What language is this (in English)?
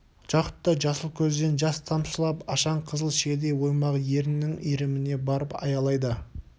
Kazakh